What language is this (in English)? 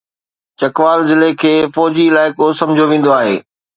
Sindhi